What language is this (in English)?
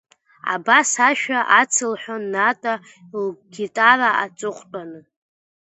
Abkhazian